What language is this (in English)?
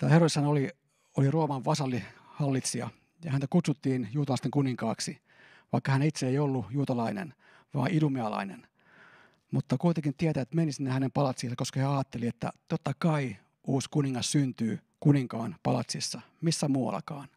Finnish